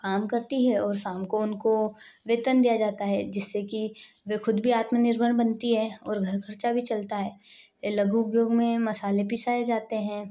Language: Hindi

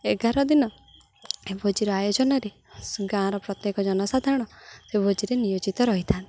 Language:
Odia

